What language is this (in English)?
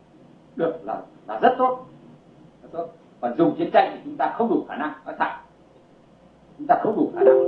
Vietnamese